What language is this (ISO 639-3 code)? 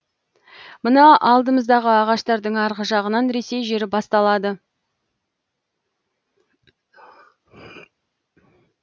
kaz